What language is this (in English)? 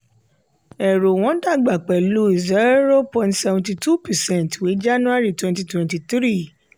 Yoruba